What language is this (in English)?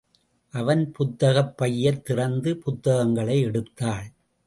Tamil